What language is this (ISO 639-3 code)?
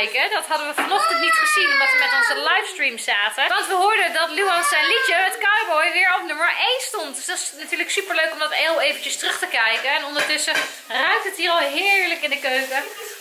nld